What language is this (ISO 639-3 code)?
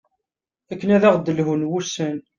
kab